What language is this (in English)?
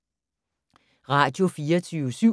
Danish